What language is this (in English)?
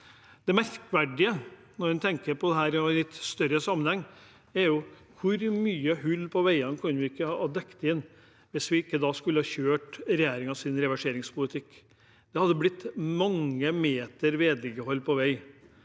Norwegian